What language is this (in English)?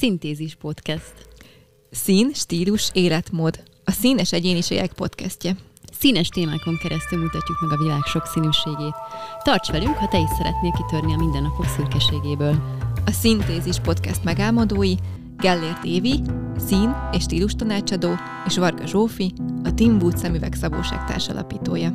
Hungarian